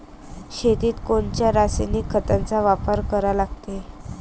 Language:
Marathi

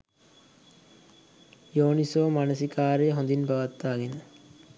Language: Sinhala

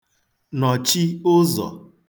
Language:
Igbo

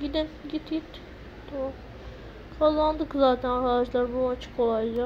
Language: Turkish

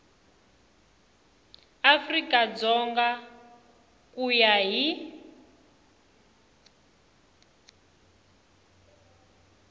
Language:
Tsonga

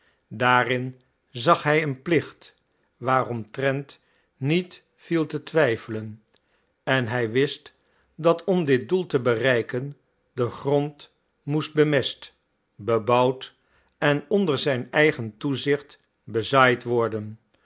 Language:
Dutch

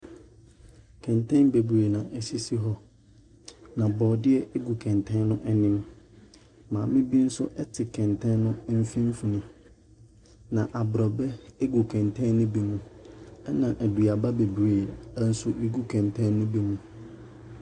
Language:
Akan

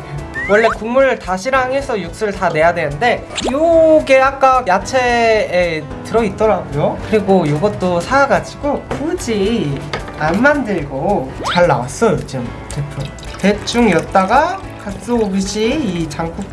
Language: Korean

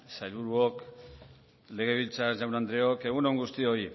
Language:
Basque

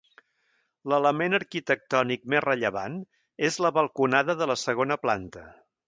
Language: Catalan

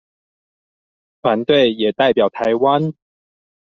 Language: Chinese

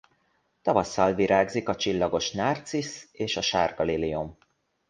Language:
Hungarian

